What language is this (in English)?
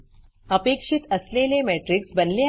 Marathi